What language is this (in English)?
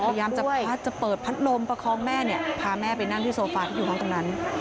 Thai